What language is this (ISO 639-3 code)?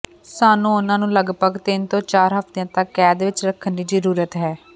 pan